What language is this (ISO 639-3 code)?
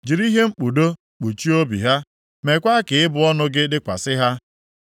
ibo